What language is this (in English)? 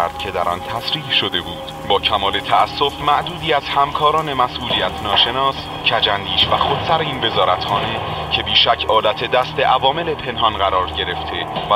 Persian